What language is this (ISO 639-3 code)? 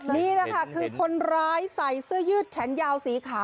tha